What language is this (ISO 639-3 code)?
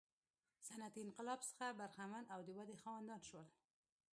pus